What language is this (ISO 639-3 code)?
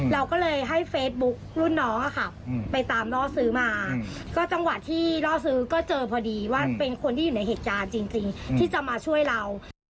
tha